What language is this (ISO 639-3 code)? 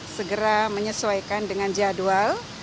ind